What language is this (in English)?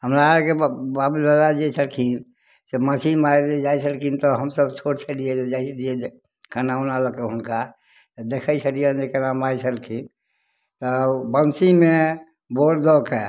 Maithili